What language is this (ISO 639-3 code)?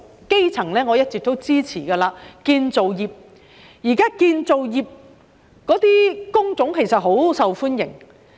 yue